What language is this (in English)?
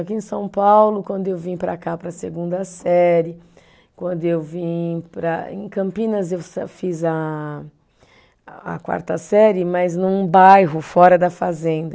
Portuguese